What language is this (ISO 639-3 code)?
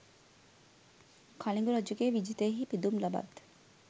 sin